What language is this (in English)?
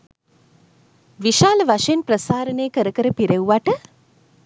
Sinhala